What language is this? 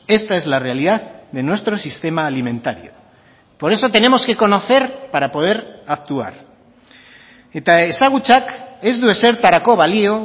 Spanish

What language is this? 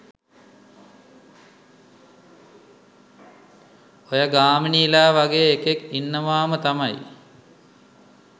Sinhala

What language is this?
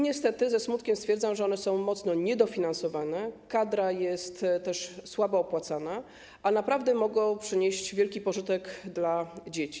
Polish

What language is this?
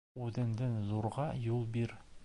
Bashkir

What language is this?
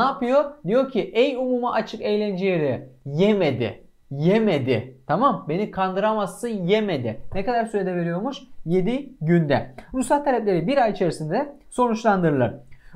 Turkish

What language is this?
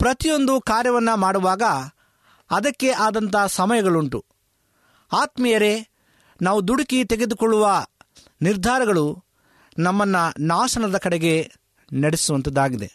Kannada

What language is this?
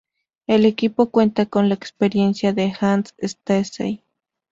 Spanish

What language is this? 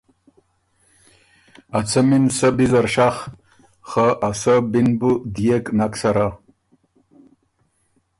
Ormuri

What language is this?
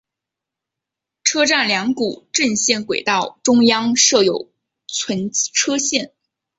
Chinese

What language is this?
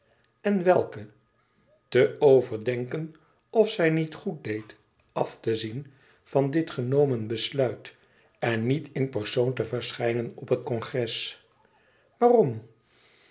Dutch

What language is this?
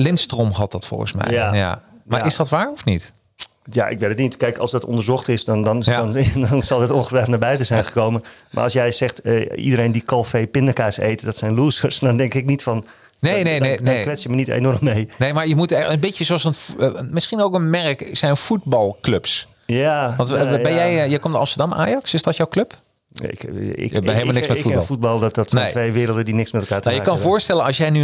Dutch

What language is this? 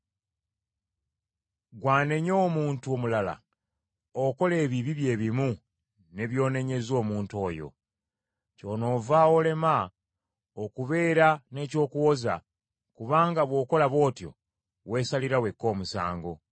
Ganda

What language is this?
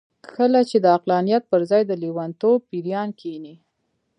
Pashto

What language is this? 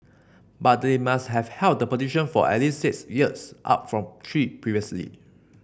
English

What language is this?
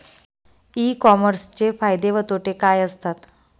Marathi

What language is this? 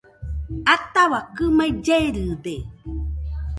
Nüpode Huitoto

